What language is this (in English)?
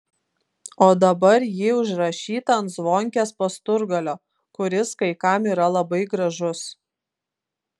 Lithuanian